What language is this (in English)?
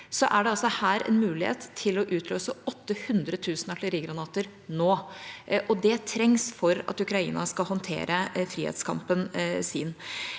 Norwegian